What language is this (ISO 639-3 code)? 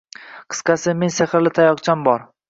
uzb